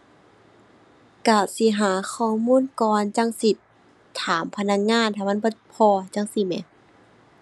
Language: Thai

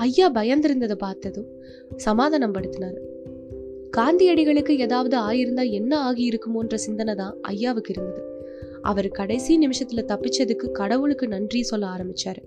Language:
Tamil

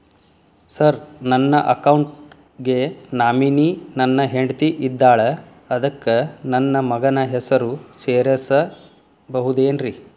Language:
Kannada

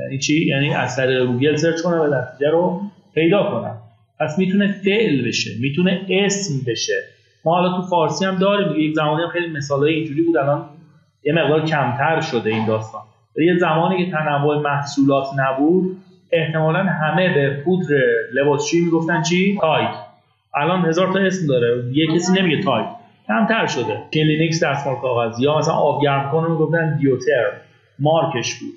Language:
Persian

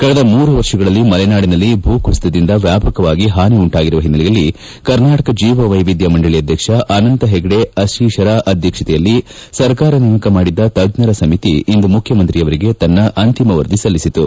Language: Kannada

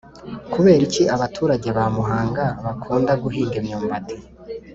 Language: Kinyarwanda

